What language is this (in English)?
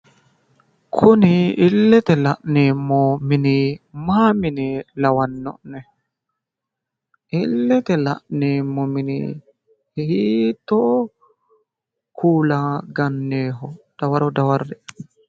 Sidamo